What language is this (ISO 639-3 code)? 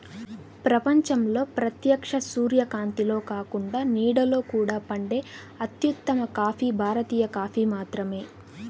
tel